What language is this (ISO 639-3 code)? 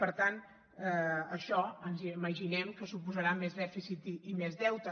cat